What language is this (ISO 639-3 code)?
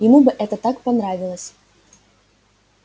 rus